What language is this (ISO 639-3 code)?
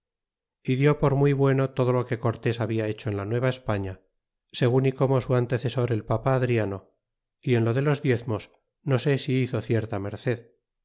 spa